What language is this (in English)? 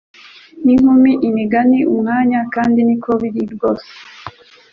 Kinyarwanda